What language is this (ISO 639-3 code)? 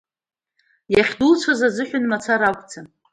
abk